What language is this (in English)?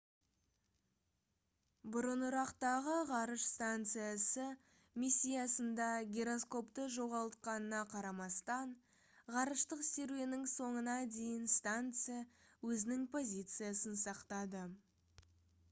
Kazakh